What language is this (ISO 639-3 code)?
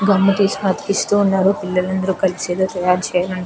tel